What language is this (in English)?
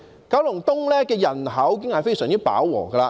Cantonese